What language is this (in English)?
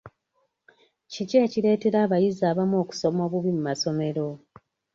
Ganda